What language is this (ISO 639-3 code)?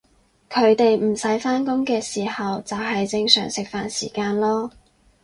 yue